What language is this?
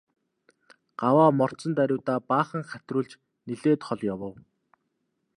Mongolian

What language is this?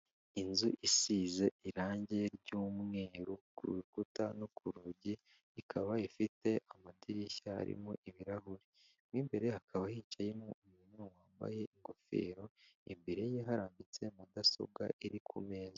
Kinyarwanda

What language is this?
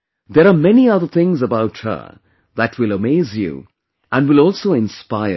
English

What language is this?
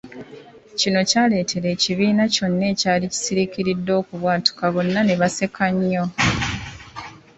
Ganda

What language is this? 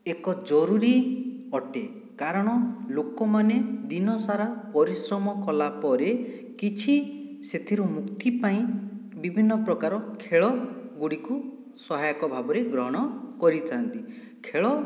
Odia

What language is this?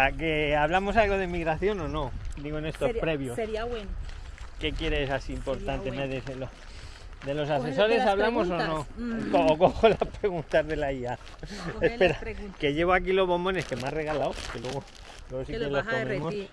Spanish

